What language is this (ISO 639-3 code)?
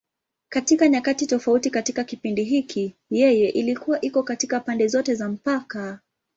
swa